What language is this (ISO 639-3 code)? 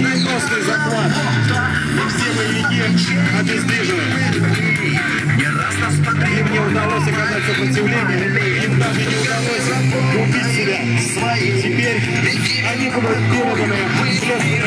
rus